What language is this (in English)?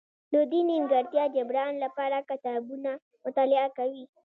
Pashto